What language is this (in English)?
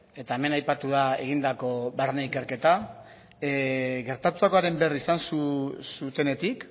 Basque